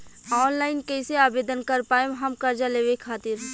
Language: Bhojpuri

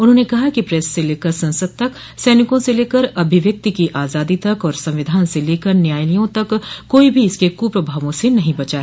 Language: Hindi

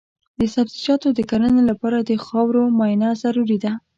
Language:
Pashto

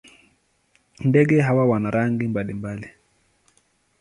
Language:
Swahili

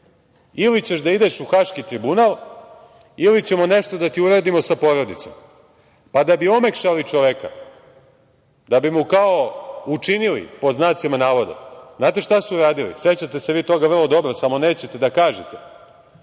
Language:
Serbian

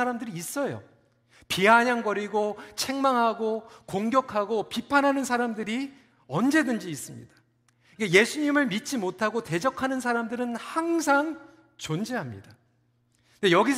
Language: Korean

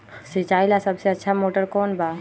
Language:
Magahi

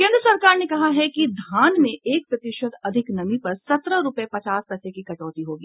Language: Hindi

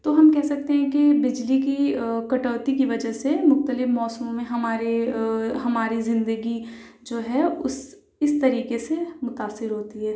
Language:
Urdu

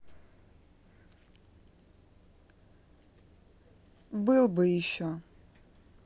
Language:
Russian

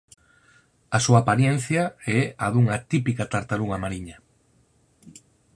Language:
Galician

